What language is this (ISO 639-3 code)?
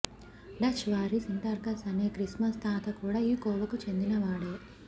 tel